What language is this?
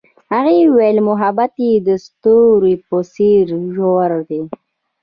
Pashto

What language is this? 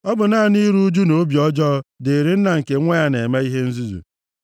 Igbo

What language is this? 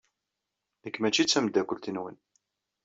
Kabyle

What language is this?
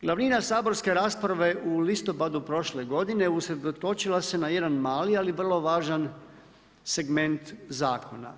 Croatian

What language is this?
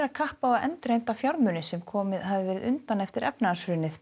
Icelandic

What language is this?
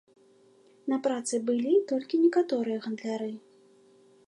Belarusian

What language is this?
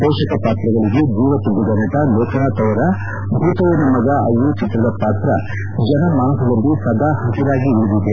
Kannada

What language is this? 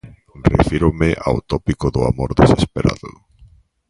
Galician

